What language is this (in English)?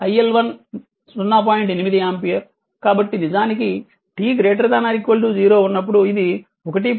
Telugu